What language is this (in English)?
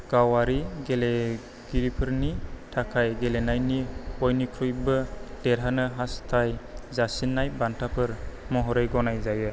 Bodo